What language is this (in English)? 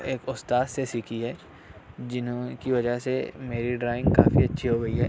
Urdu